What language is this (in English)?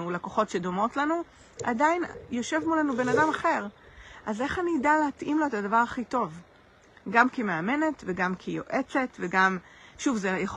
Hebrew